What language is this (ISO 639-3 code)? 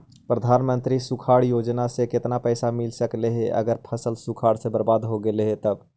mag